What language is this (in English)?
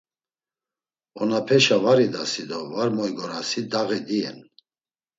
Laz